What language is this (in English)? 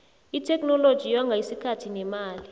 South Ndebele